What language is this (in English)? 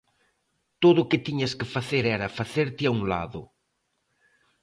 Galician